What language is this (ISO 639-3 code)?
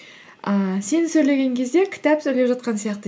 kaz